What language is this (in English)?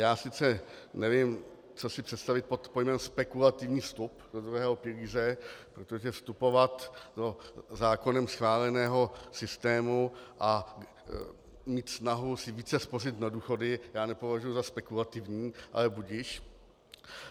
Czech